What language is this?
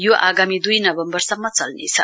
Nepali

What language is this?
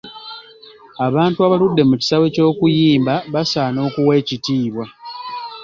Ganda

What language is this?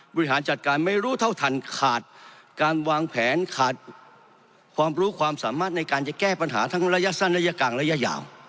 Thai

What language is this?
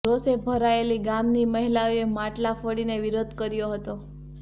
Gujarati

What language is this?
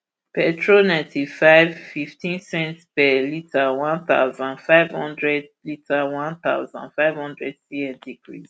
Nigerian Pidgin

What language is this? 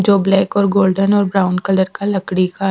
Hindi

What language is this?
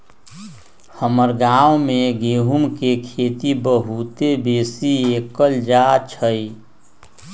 Magahi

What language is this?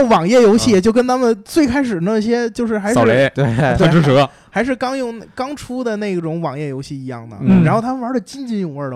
Chinese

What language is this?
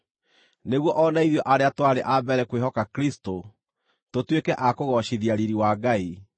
Kikuyu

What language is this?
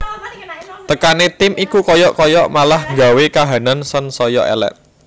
Javanese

